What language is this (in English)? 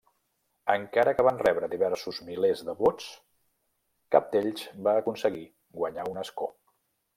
Catalan